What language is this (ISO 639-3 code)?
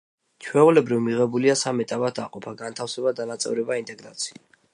kat